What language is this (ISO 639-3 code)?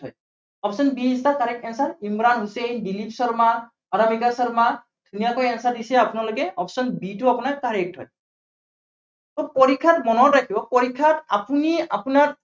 asm